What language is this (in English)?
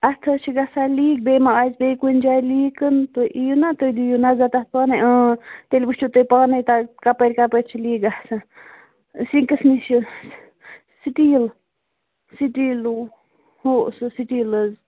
Kashmiri